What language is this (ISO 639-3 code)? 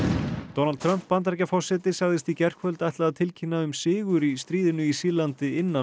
isl